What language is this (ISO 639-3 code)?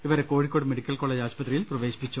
mal